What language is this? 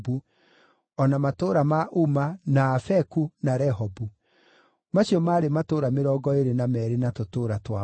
Kikuyu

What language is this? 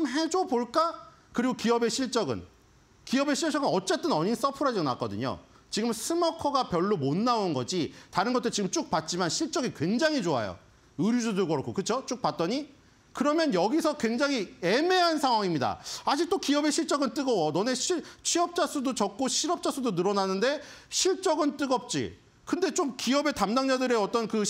Korean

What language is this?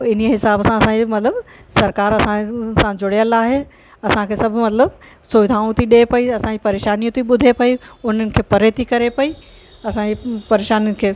Sindhi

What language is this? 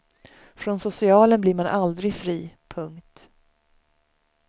Swedish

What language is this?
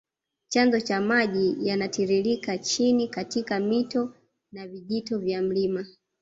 Swahili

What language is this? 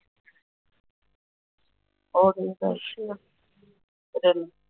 Punjabi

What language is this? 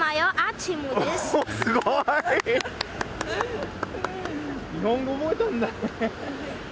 Japanese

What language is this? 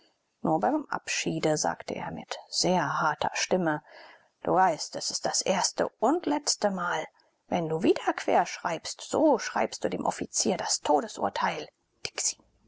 German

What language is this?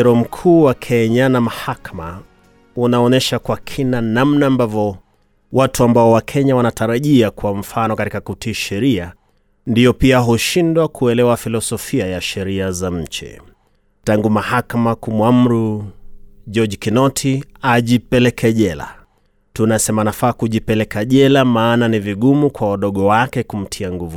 Swahili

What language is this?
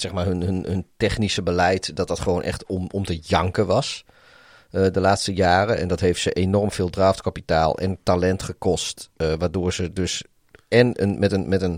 Dutch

